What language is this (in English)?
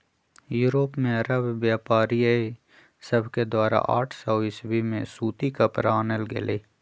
Magahi